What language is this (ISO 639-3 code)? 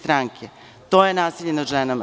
srp